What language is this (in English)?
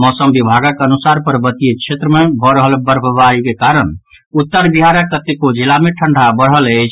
Maithili